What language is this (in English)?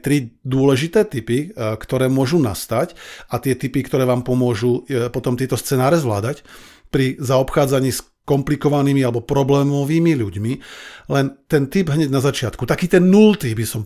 Slovak